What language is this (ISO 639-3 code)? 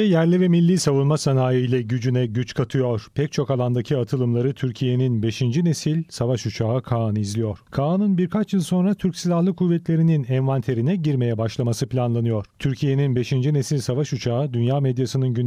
tur